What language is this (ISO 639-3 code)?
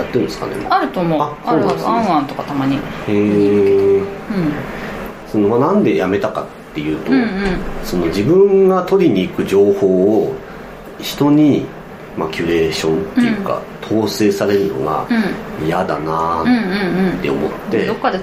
jpn